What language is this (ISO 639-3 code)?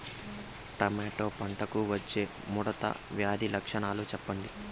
tel